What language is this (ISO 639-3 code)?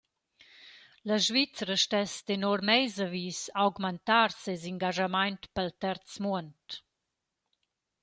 roh